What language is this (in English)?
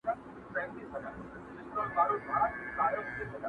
Pashto